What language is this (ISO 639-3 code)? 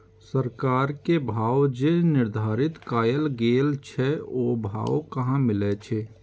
mai